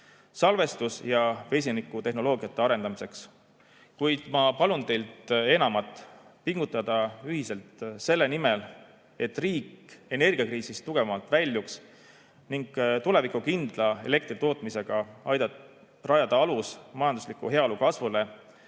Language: Estonian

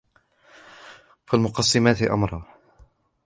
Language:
Arabic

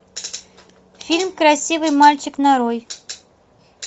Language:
Russian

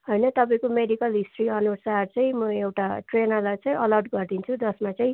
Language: Nepali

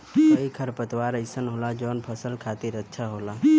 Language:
Bhojpuri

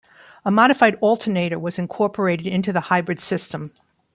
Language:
English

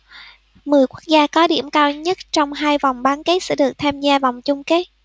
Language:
Vietnamese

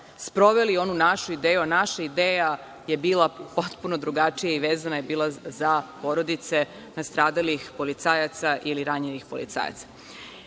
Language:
Serbian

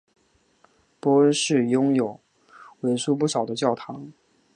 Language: Chinese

